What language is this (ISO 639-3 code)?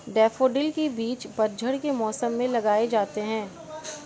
hin